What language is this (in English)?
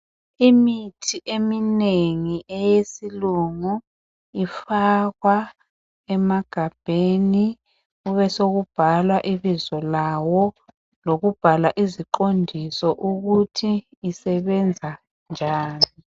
North Ndebele